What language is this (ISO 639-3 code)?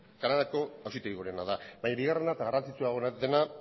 eus